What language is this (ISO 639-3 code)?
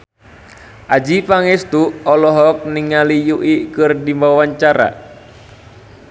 sun